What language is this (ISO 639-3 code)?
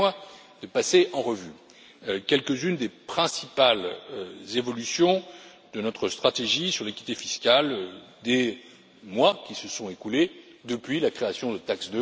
fra